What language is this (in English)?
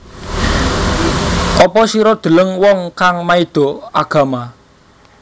Javanese